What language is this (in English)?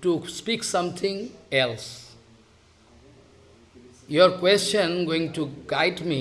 English